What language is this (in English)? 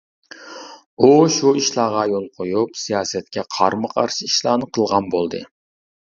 Uyghur